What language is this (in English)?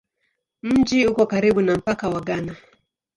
Swahili